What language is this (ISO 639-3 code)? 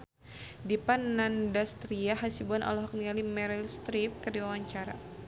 sun